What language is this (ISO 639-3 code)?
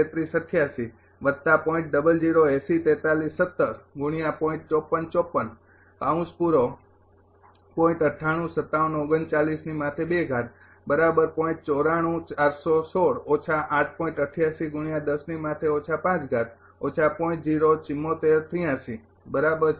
guj